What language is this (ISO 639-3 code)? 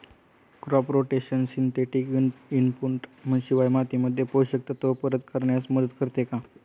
mar